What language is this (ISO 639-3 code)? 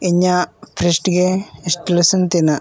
sat